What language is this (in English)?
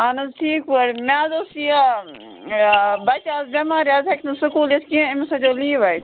Kashmiri